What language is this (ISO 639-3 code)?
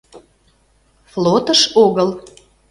chm